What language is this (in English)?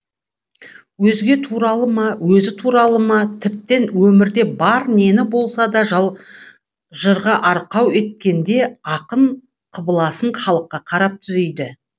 Kazakh